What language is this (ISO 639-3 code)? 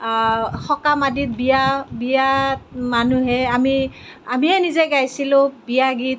asm